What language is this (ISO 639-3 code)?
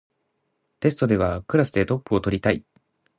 jpn